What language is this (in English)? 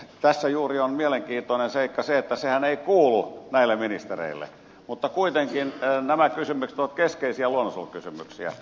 Finnish